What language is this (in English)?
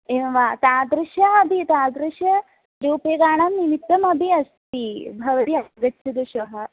Sanskrit